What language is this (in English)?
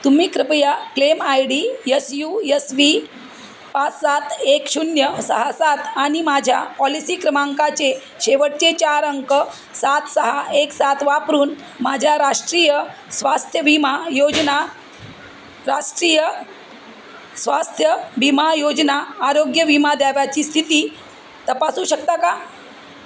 Marathi